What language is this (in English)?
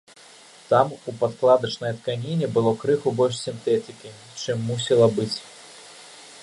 Belarusian